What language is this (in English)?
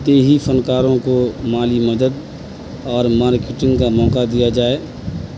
Urdu